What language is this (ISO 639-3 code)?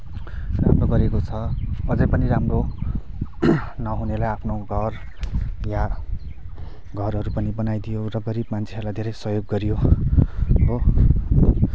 nep